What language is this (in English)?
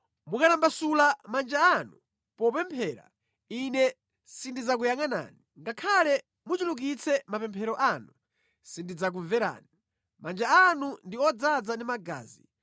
Nyanja